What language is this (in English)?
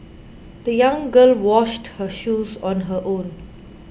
English